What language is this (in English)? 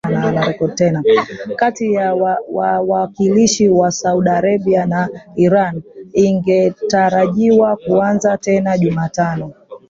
Swahili